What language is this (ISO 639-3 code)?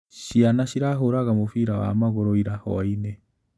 kik